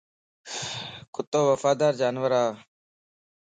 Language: Lasi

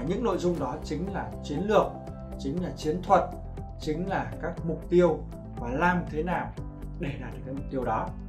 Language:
Vietnamese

